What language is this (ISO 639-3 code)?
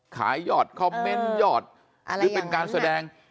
tha